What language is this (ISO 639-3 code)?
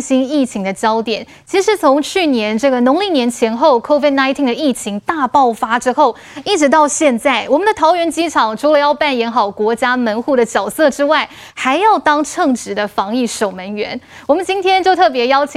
zho